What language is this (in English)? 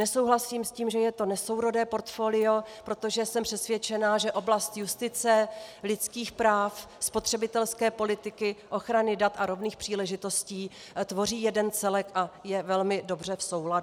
Czech